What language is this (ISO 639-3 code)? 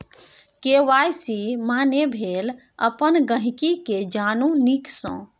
mai